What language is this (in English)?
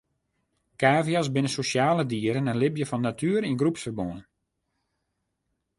Western Frisian